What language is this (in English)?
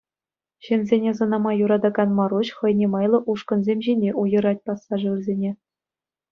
Chuvash